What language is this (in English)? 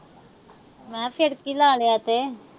Punjabi